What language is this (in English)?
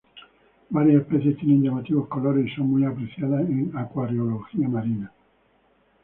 Spanish